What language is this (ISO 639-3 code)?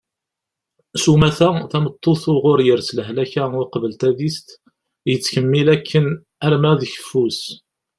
kab